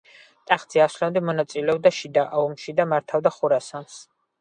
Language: Georgian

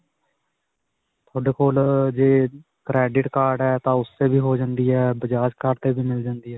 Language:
Punjabi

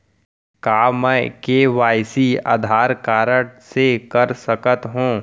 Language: Chhattisgarhi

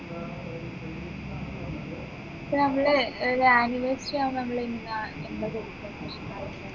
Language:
Malayalam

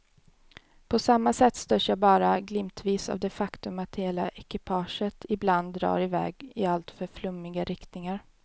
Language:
Swedish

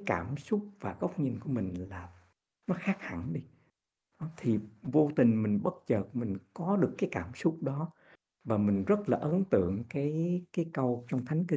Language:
Vietnamese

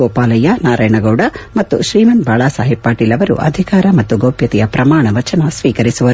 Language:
Kannada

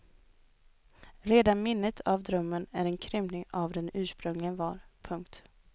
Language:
Swedish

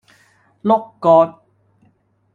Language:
Cantonese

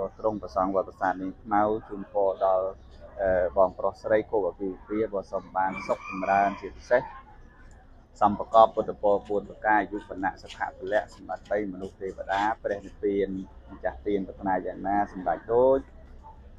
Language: Vietnamese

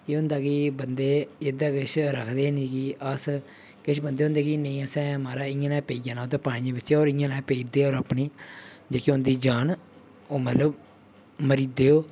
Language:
Dogri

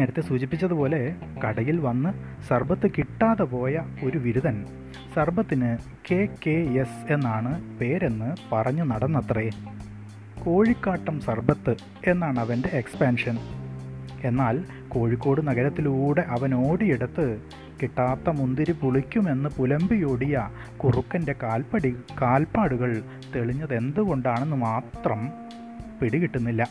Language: Malayalam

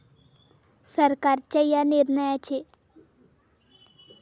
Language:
Marathi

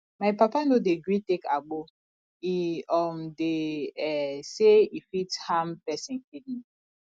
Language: Nigerian Pidgin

